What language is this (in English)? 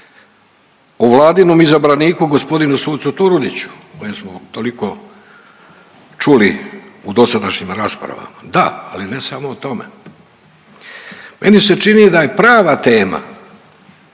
Croatian